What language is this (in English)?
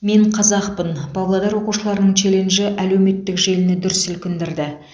Kazakh